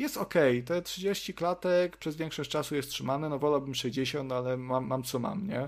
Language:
Polish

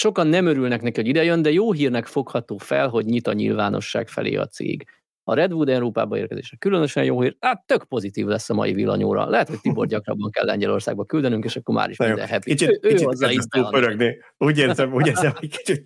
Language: Hungarian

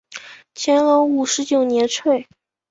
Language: Chinese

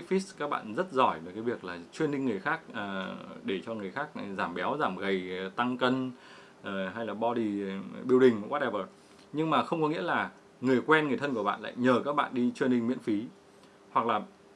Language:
Vietnamese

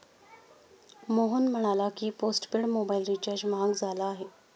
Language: Marathi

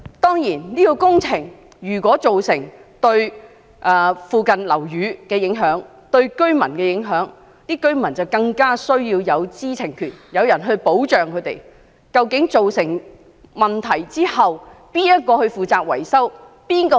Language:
Cantonese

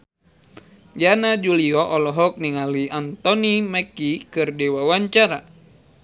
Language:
Sundanese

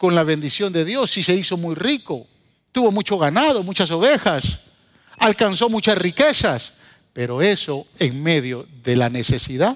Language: Spanish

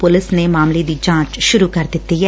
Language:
Punjabi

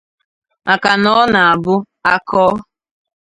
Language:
Igbo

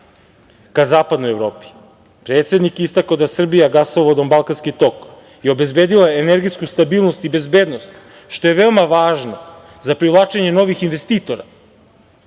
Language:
Serbian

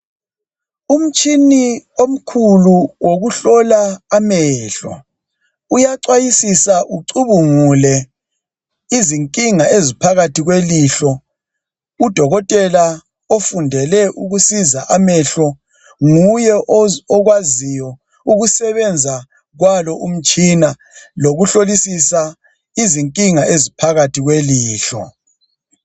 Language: North Ndebele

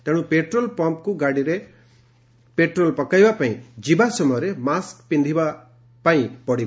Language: Odia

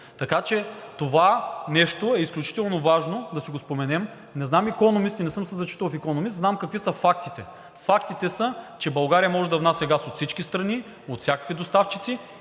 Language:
Bulgarian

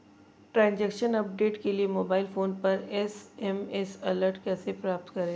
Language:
Hindi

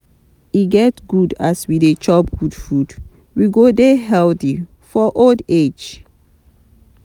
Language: Nigerian Pidgin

